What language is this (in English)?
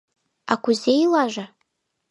Mari